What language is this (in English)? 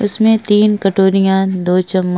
Hindi